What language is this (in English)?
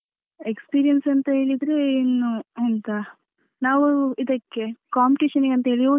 Kannada